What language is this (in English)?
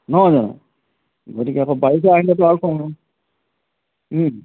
Assamese